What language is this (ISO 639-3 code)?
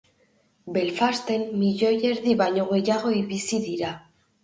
eus